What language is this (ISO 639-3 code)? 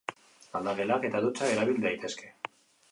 eus